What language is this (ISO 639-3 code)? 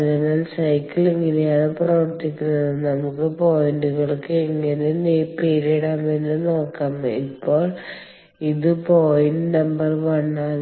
mal